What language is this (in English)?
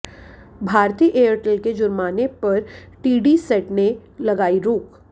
Hindi